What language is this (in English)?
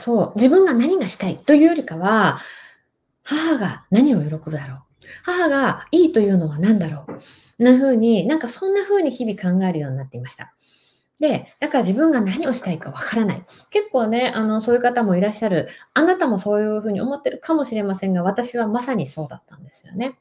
Japanese